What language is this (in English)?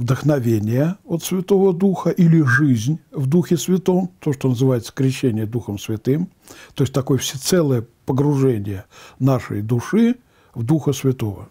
Russian